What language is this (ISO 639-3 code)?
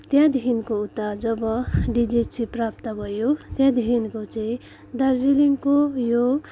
nep